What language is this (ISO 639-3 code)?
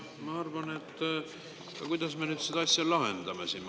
est